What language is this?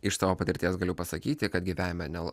Lithuanian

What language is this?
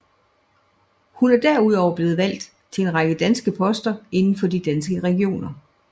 Danish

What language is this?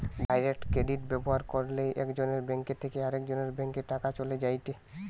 Bangla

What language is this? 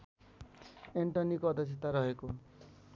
Nepali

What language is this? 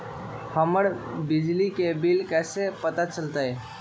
Magahi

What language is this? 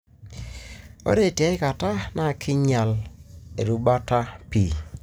Masai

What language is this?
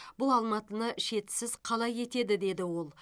Kazakh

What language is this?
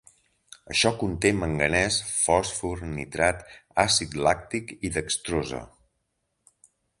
Catalan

